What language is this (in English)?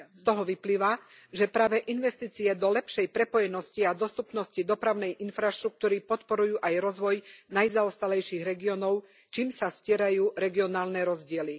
Slovak